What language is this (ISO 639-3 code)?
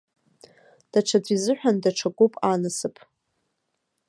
abk